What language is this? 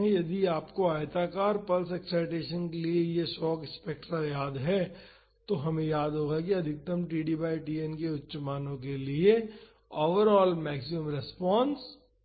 Hindi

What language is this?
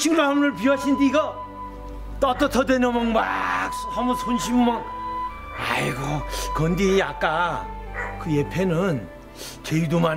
Korean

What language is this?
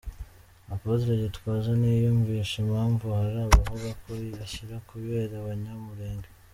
Kinyarwanda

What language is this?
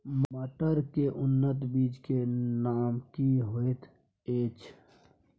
Maithili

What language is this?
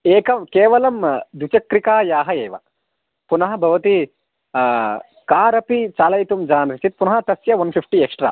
Sanskrit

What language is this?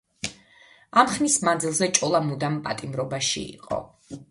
Georgian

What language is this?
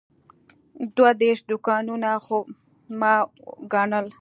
Pashto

